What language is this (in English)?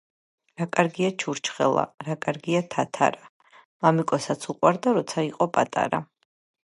Georgian